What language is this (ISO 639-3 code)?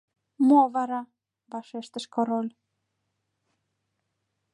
chm